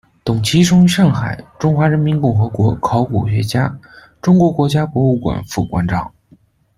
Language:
Chinese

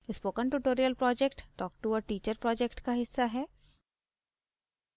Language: Hindi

